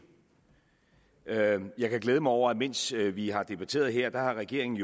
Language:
Danish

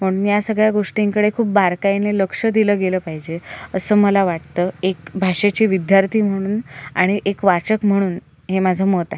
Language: Marathi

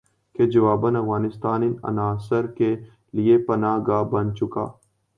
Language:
Urdu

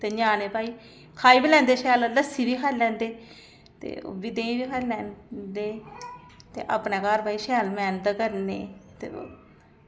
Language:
Dogri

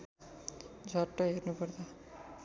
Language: Nepali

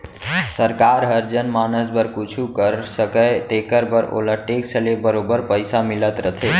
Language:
Chhattisgarhi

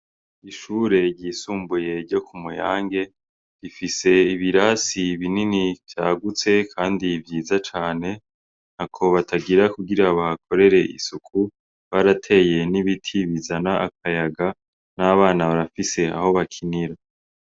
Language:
Rundi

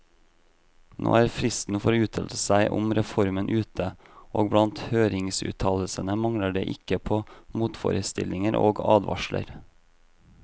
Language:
Norwegian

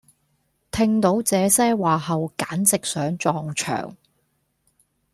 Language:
Cantonese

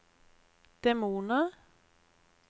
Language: Norwegian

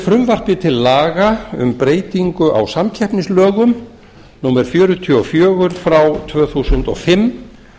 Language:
Icelandic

